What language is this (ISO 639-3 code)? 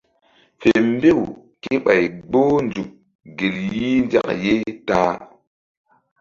mdd